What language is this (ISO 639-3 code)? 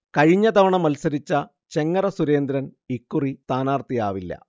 mal